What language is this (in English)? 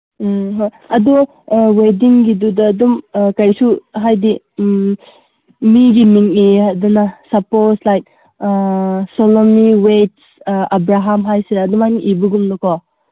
Manipuri